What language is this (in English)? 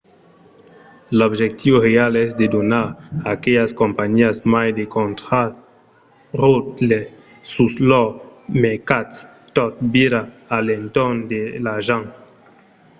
Occitan